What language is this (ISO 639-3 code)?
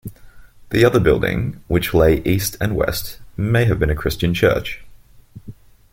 eng